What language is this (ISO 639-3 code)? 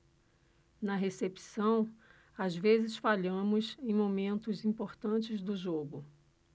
por